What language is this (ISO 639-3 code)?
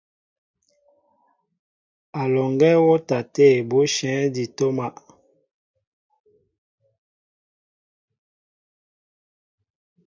mbo